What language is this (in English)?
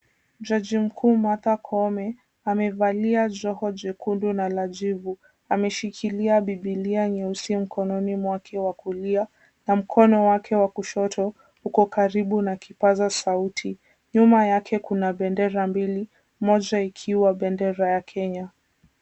Swahili